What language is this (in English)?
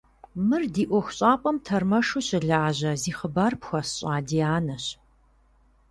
Kabardian